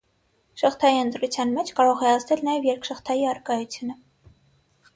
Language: Armenian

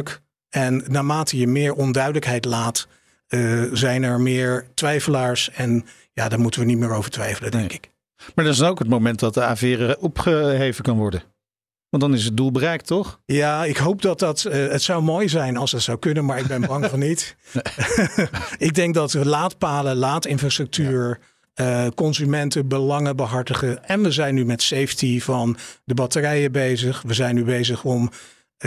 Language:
Dutch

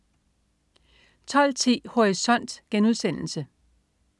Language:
Danish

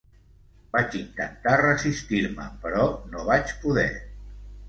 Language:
Catalan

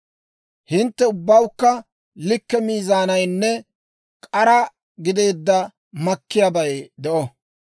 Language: Dawro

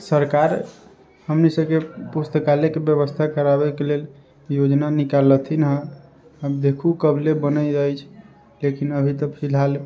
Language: Maithili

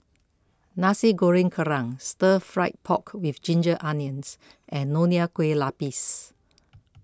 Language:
English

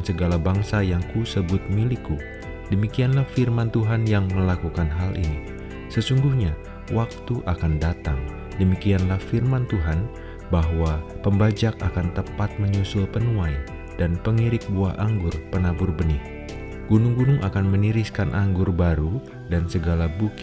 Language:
Indonesian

